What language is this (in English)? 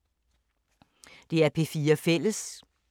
Danish